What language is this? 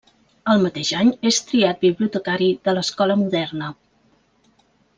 Catalan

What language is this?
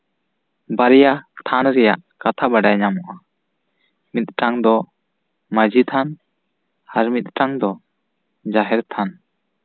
Santali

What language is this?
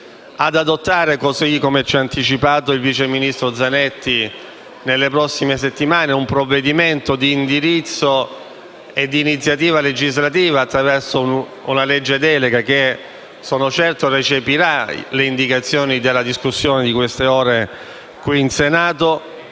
Italian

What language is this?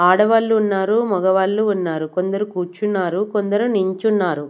Telugu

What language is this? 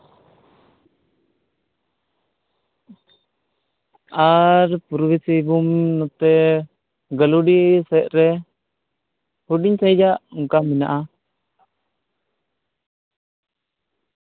Santali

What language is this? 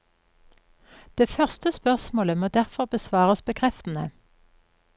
Norwegian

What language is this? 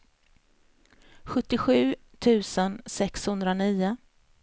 Swedish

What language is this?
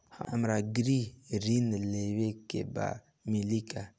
Bhojpuri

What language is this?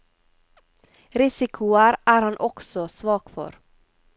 Norwegian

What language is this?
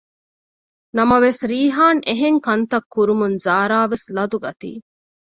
Divehi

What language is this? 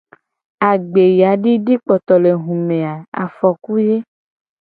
Gen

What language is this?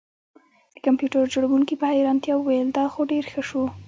Pashto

